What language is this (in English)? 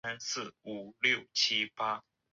Chinese